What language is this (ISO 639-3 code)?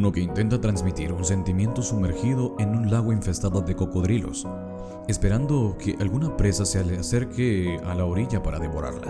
spa